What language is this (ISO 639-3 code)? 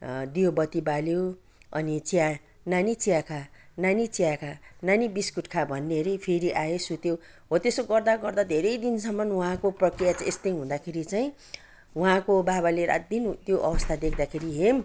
nep